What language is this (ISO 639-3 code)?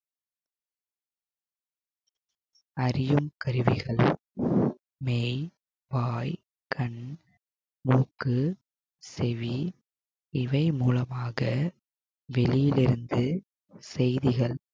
tam